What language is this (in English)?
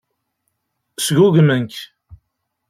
Kabyle